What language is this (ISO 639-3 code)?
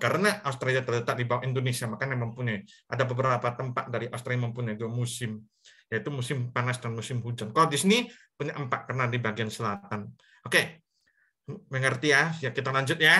ind